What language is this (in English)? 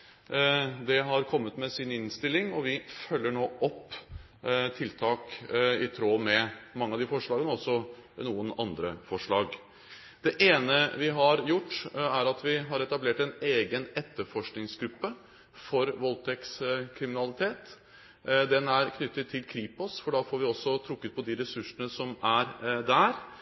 Norwegian Bokmål